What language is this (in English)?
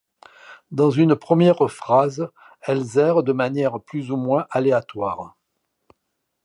French